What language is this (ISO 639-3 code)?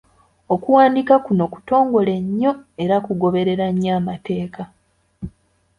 lug